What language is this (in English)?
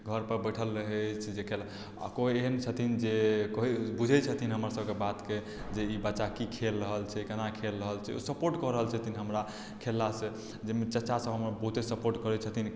Maithili